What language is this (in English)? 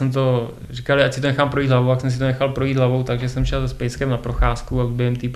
Czech